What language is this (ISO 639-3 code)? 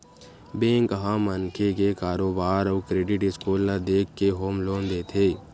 hne